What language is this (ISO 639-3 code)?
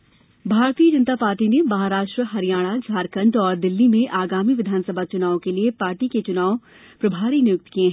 hin